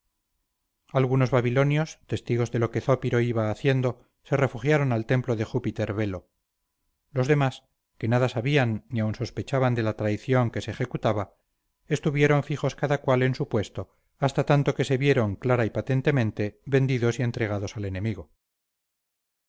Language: Spanish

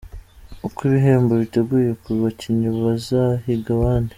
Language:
Kinyarwanda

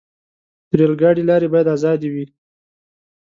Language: Pashto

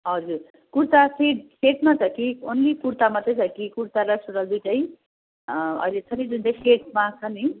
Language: Nepali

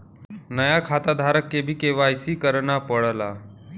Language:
Bhojpuri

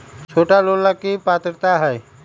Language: Magahi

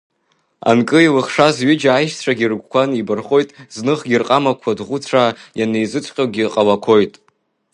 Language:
Abkhazian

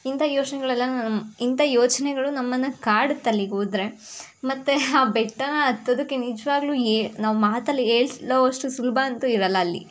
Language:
Kannada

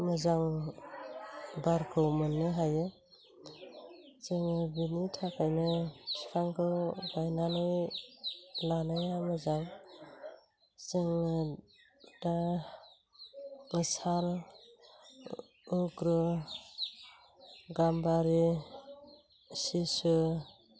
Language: Bodo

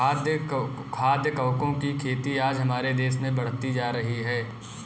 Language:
Hindi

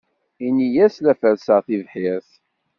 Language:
Kabyle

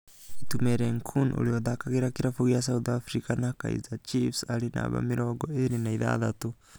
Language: Kikuyu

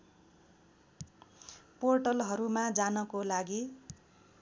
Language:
Nepali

